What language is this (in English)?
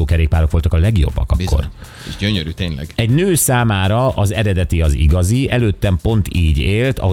Hungarian